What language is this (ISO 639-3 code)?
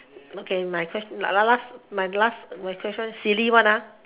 eng